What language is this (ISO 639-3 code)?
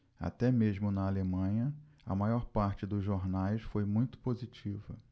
por